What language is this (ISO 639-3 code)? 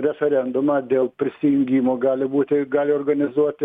lit